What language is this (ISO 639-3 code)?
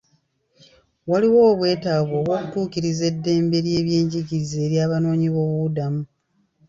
lug